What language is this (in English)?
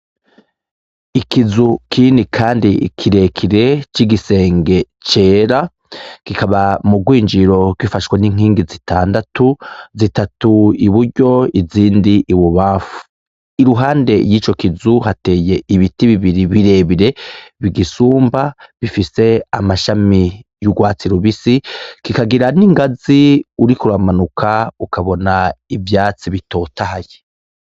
Rundi